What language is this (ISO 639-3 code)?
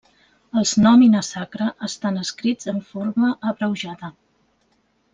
cat